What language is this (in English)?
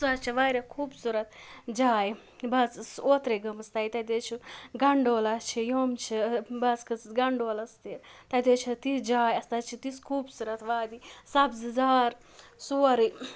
Kashmiri